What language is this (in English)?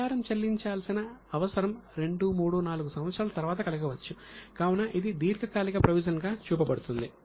Telugu